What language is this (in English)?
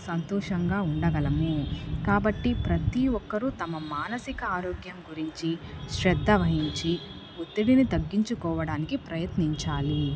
Telugu